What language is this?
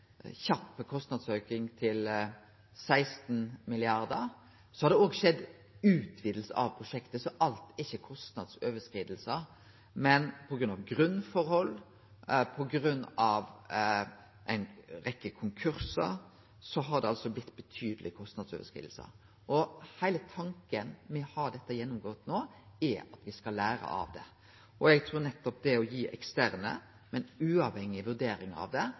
Norwegian Nynorsk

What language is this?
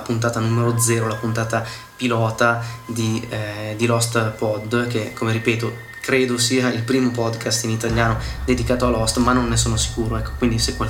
Italian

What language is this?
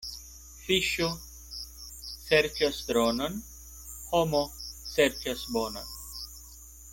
Esperanto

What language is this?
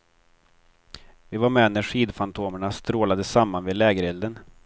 Swedish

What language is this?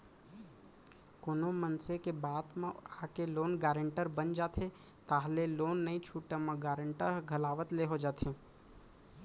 Chhattisgarhi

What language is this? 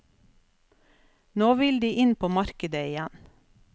Norwegian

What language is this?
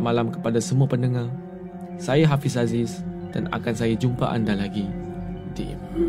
Malay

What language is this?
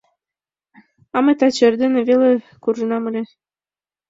Mari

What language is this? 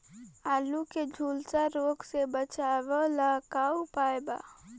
Bhojpuri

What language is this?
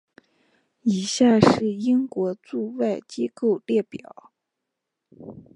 Chinese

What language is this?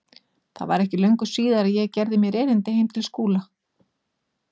Icelandic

